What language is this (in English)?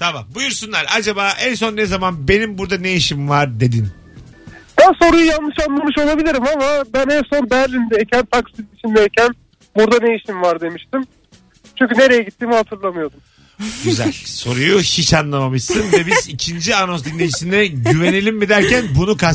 Turkish